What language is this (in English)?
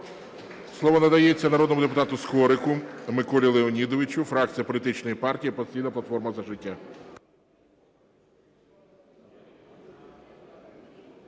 Ukrainian